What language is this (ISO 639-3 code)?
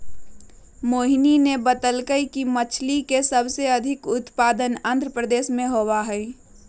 mag